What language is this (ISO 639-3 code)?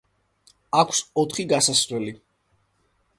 kat